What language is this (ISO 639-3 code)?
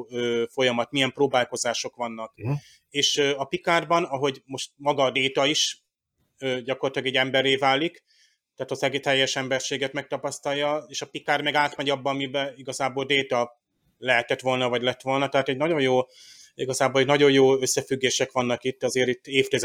hun